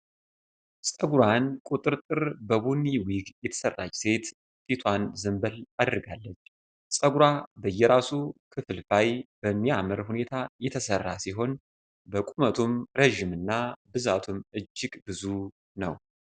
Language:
Amharic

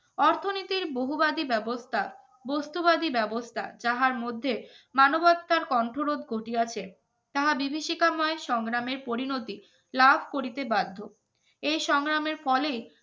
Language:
Bangla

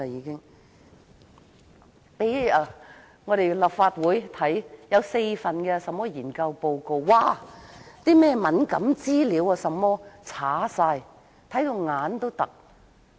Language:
Cantonese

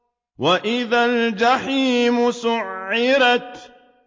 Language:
Arabic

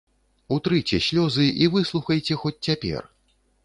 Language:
Belarusian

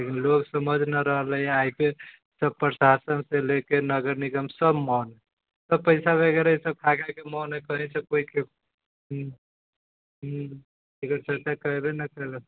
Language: Maithili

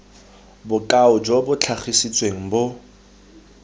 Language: Tswana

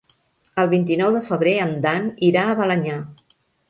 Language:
Catalan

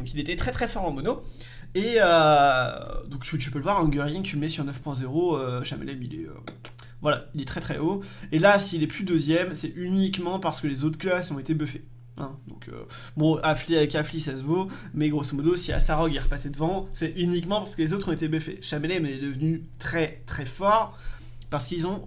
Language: French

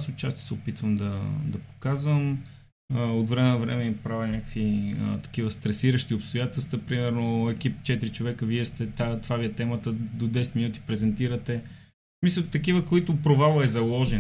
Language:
Bulgarian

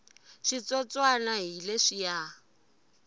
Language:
Tsonga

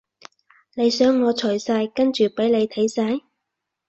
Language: Cantonese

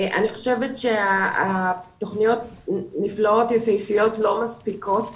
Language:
Hebrew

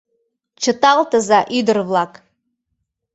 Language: Mari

